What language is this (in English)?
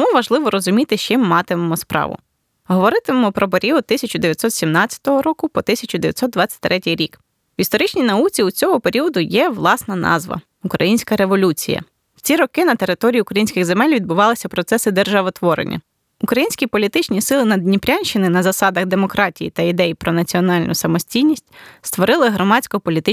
Ukrainian